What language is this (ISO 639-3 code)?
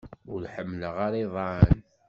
kab